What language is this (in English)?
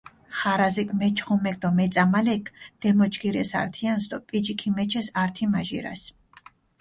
Mingrelian